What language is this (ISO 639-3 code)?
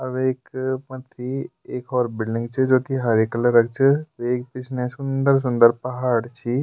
gbm